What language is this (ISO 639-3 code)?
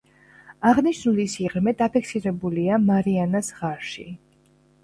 kat